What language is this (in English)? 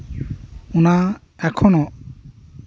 Santali